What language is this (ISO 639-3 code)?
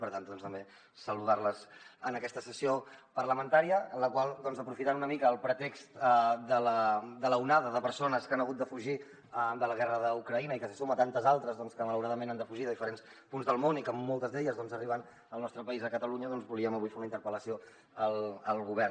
cat